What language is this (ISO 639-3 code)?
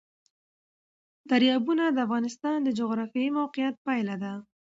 pus